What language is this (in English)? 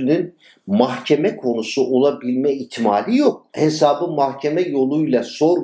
Turkish